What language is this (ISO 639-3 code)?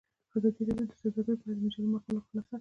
pus